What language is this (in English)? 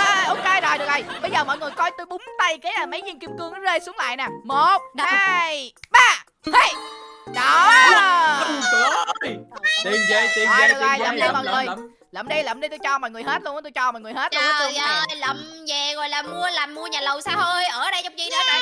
Vietnamese